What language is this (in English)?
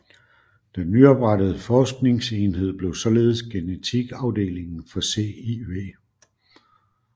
Danish